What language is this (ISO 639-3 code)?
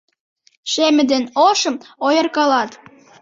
chm